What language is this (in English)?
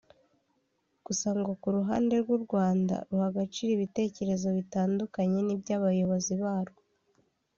Kinyarwanda